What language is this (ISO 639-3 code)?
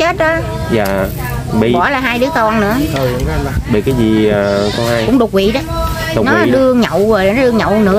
vie